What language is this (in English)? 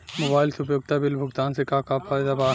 Bhojpuri